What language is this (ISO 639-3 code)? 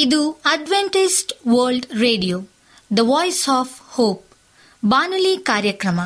kan